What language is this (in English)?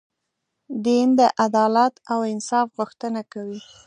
Pashto